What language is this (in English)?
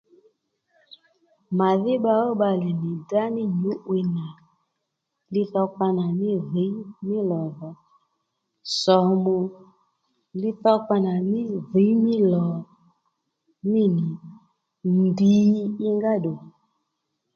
Lendu